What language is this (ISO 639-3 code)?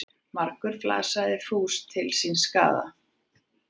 isl